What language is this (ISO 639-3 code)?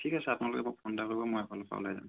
asm